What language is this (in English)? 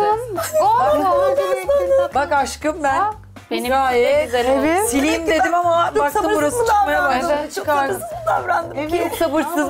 Turkish